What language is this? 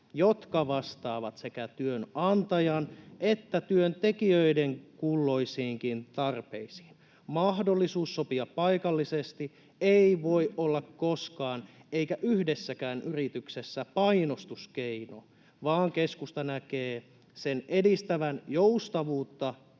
Finnish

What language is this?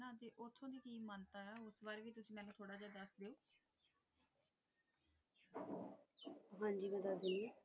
Punjabi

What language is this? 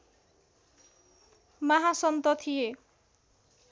Nepali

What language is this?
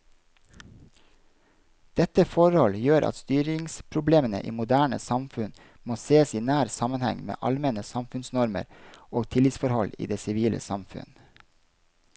Norwegian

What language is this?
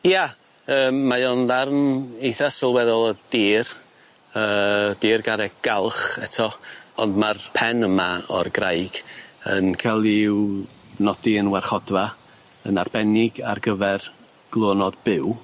Welsh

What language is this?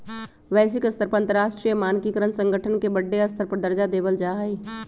Magahi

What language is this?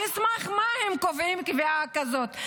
Hebrew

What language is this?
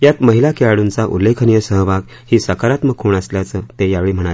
Marathi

